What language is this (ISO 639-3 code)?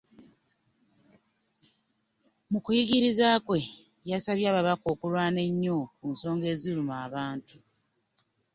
lug